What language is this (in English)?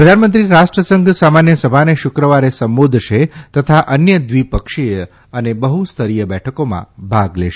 Gujarati